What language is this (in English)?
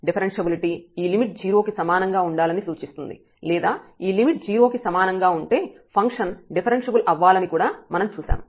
Telugu